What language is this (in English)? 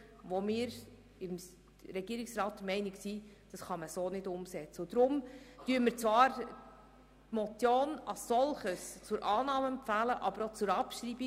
Swiss German